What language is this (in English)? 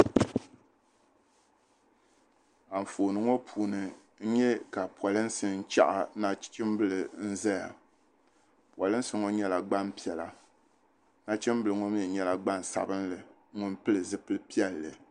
Dagbani